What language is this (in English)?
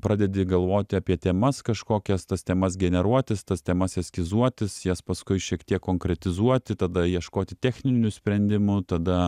Lithuanian